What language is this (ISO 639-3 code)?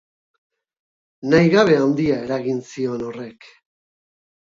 eus